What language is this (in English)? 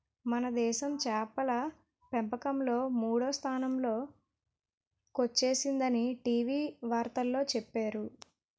Telugu